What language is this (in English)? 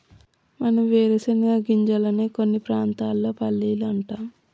Telugu